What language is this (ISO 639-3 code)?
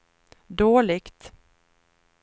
swe